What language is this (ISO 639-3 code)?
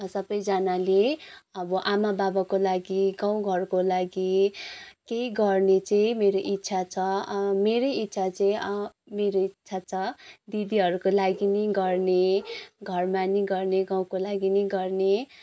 nep